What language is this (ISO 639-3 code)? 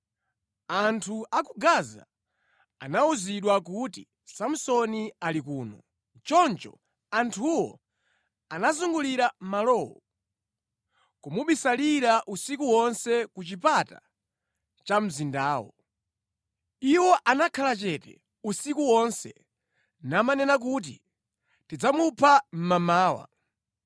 nya